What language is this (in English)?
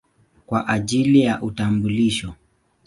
Swahili